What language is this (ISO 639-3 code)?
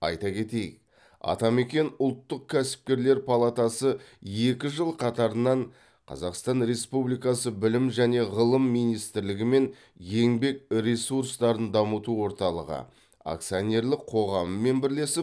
kaz